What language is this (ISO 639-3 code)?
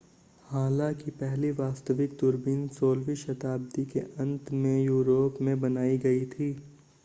hin